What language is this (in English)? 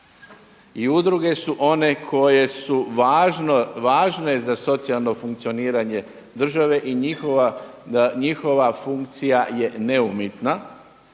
Croatian